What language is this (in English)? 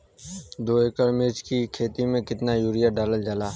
Bhojpuri